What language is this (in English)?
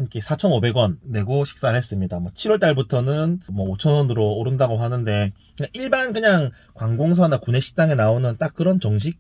Korean